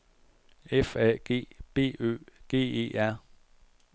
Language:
Danish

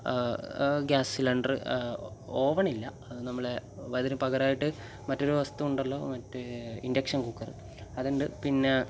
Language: Malayalam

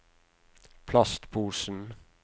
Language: Norwegian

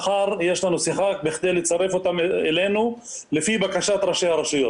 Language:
Hebrew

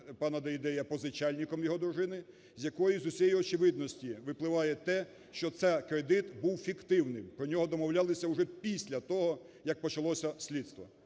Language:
Ukrainian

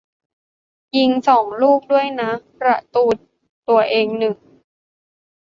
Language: Thai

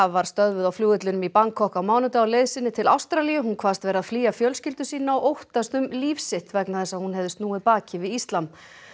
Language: Icelandic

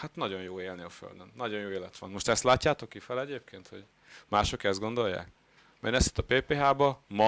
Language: Hungarian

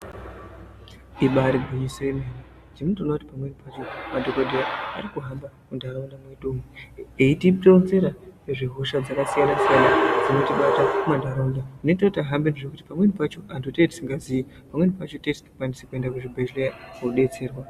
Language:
Ndau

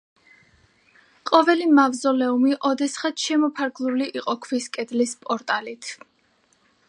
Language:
Georgian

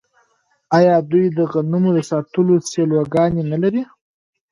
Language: Pashto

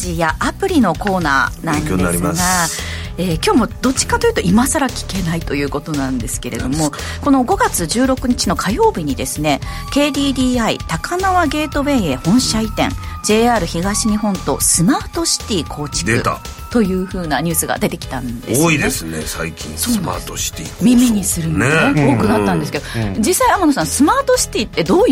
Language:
Japanese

